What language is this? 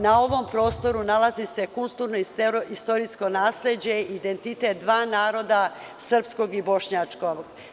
Serbian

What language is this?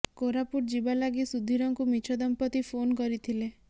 Odia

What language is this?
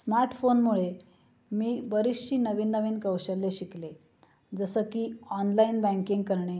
Marathi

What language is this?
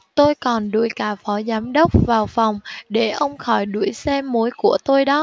Vietnamese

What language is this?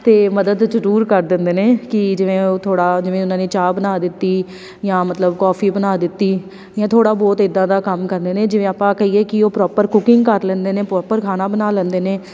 Punjabi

